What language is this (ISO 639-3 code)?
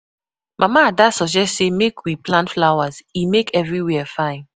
pcm